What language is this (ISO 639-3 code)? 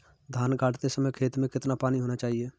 hin